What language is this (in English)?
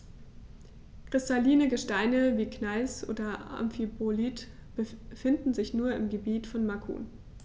German